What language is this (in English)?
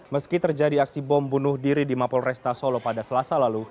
Indonesian